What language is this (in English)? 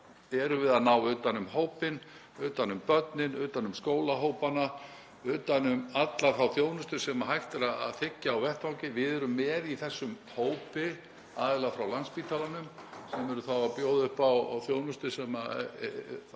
Icelandic